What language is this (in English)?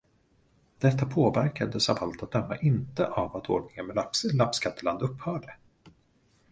Swedish